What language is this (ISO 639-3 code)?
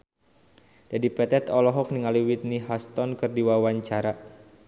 sun